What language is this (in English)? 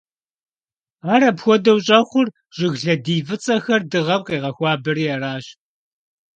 Kabardian